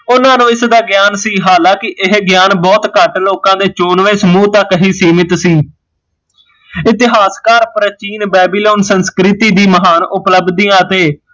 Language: Punjabi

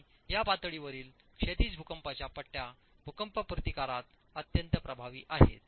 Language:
Marathi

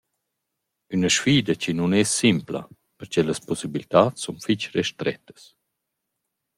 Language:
Romansh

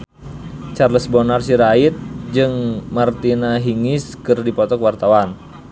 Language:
Sundanese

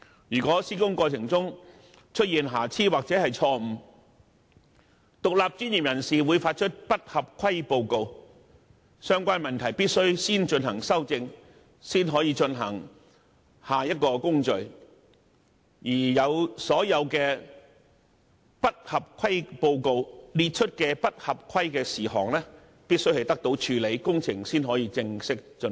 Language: Cantonese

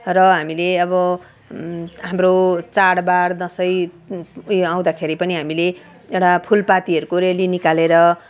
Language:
Nepali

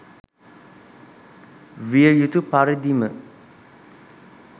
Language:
Sinhala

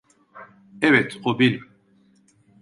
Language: Turkish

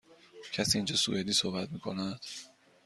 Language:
Persian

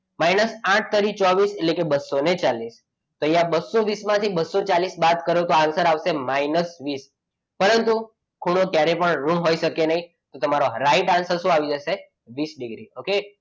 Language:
Gujarati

